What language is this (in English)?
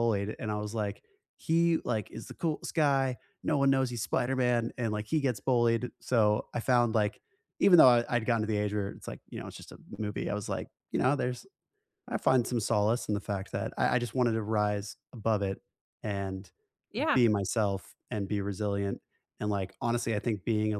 English